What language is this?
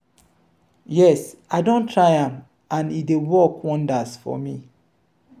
Nigerian Pidgin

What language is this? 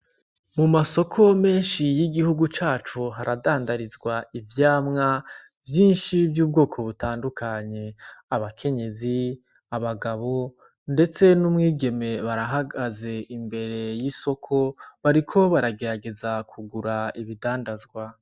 Rundi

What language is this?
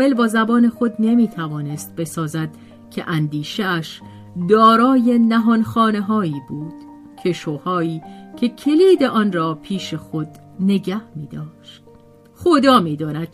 Persian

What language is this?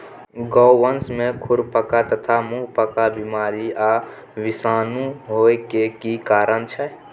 Maithili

